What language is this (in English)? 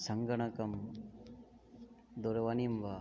Sanskrit